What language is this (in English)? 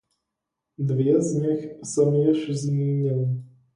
Czech